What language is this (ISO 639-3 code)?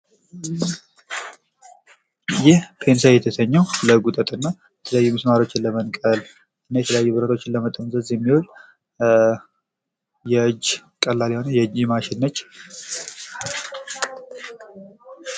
amh